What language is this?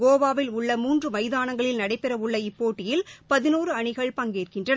Tamil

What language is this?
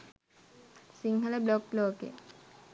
Sinhala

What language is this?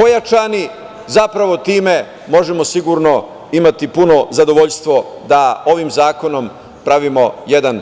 Serbian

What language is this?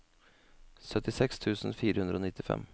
Norwegian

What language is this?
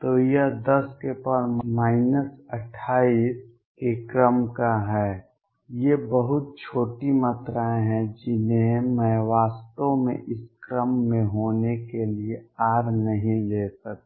Hindi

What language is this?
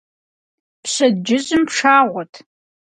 Kabardian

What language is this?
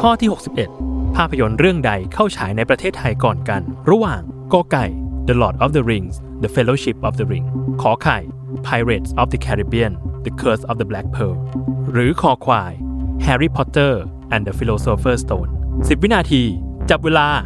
Thai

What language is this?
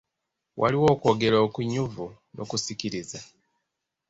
Ganda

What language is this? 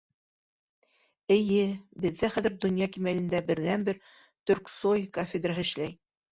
Bashkir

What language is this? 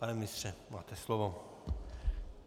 Czech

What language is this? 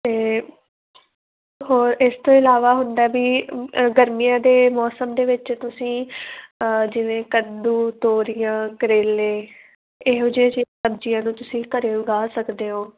Punjabi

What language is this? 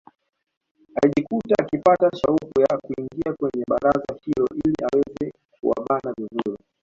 Swahili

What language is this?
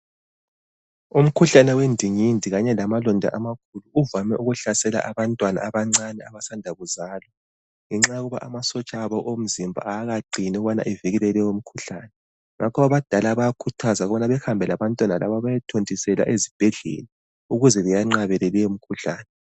North Ndebele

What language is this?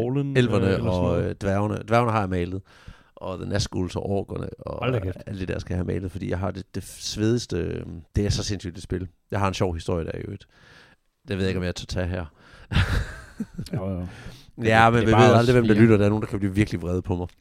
Danish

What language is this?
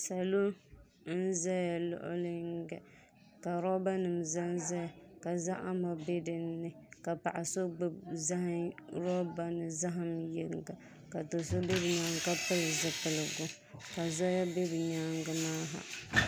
Dagbani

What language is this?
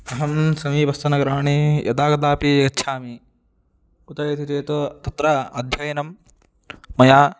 Sanskrit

